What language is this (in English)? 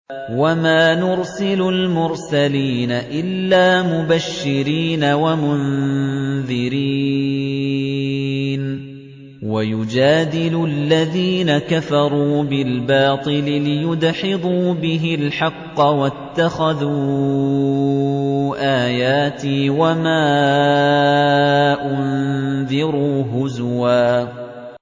Arabic